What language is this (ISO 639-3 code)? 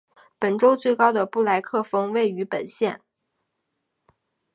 zho